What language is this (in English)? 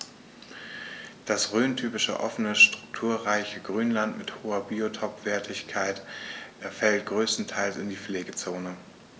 German